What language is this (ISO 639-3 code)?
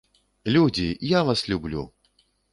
bel